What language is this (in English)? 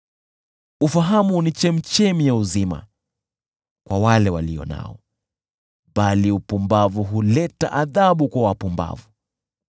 Swahili